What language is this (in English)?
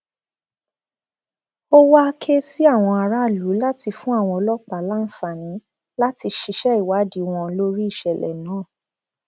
Yoruba